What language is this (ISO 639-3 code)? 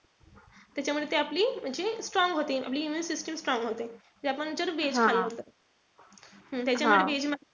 mar